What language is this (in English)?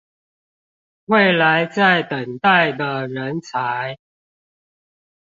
Chinese